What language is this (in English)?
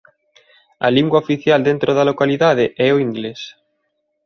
Galician